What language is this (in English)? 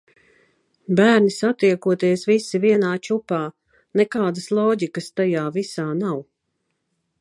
Latvian